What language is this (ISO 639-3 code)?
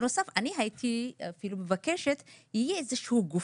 heb